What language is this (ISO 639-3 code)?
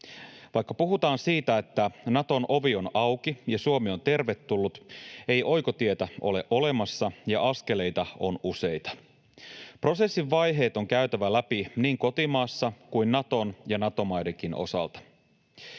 fin